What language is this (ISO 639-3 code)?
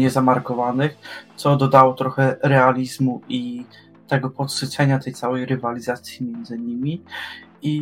pol